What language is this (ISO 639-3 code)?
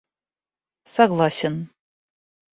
rus